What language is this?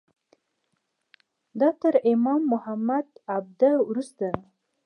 Pashto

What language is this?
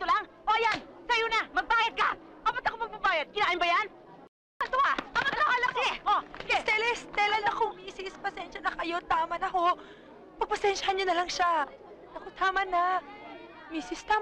Filipino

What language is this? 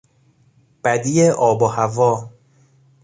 Persian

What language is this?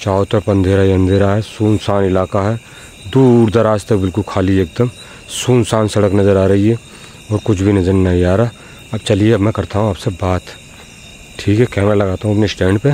Hindi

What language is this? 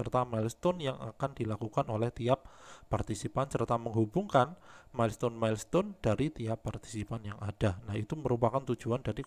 Indonesian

